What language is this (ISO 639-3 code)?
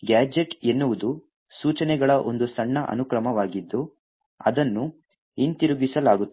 kan